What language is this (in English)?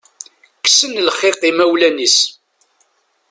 Kabyle